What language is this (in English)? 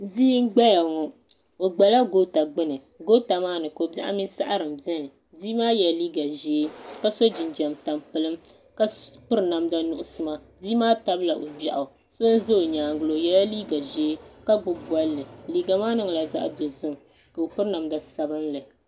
Dagbani